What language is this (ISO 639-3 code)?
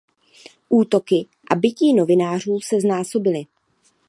ces